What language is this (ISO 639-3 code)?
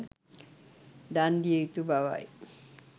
sin